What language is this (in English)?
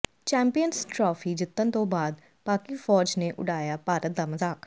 Punjabi